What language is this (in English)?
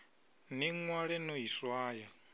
Venda